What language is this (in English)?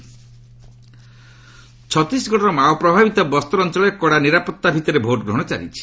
Odia